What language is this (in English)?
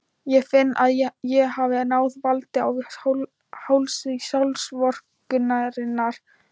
Icelandic